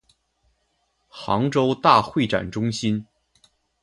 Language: Chinese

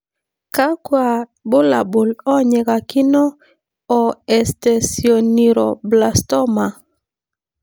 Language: Masai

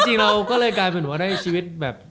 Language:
Thai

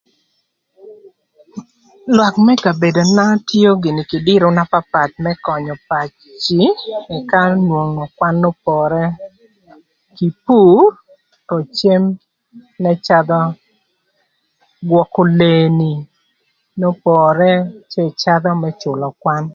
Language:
Thur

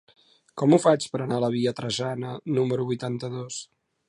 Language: Catalan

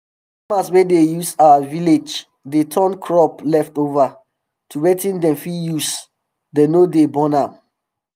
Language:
Nigerian Pidgin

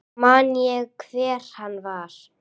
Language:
Icelandic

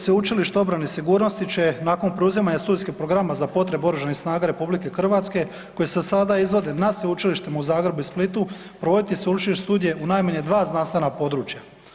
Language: Croatian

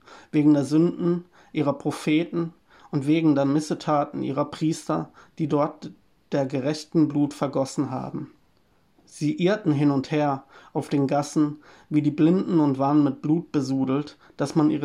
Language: German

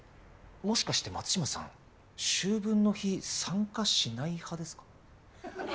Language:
Japanese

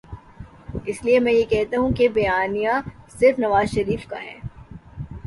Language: Urdu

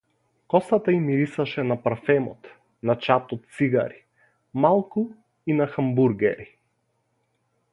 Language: Macedonian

